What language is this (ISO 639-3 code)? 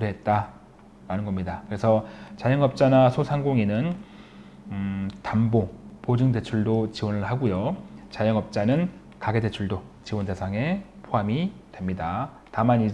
kor